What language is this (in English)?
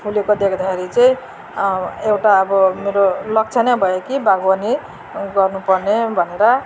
Nepali